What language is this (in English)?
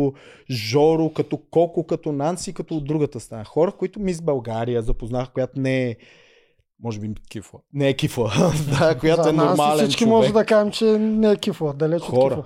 Bulgarian